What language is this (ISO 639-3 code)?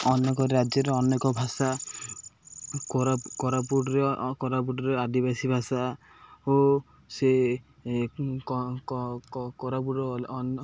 ori